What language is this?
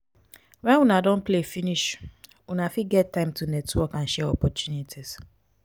Nigerian Pidgin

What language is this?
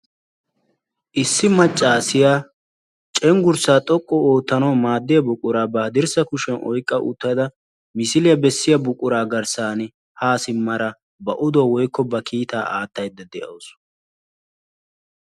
Wolaytta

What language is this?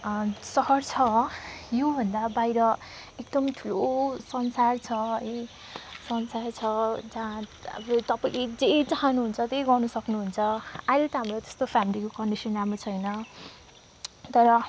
Nepali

